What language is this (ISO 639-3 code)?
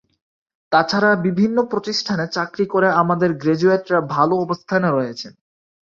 ben